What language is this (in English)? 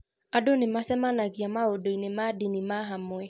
Kikuyu